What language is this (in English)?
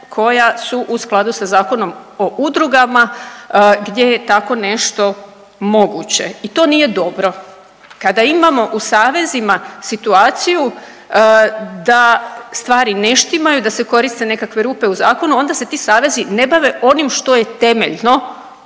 Croatian